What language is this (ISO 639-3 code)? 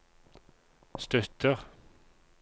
nor